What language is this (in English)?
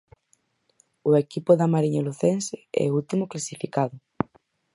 Galician